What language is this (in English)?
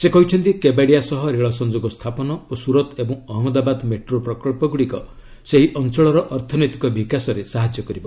Odia